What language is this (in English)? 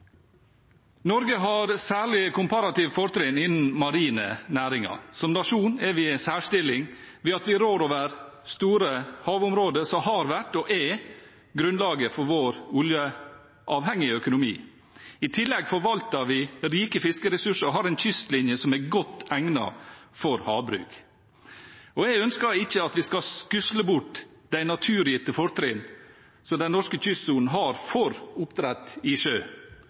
Norwegian Bokmål